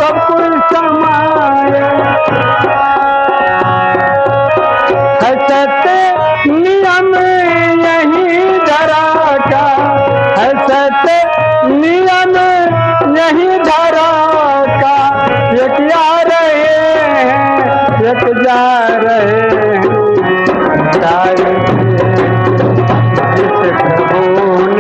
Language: Hindi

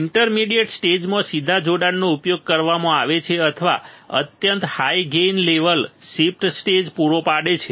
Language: Gujarati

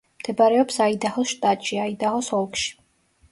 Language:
Georgian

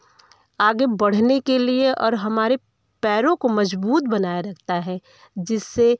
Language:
Hindi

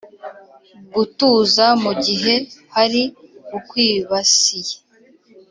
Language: Kinyarwanda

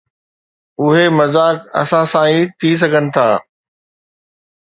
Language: Sindhi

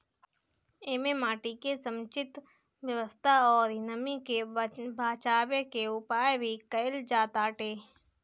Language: Bhojpuri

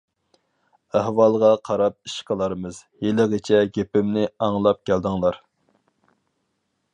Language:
Uyghur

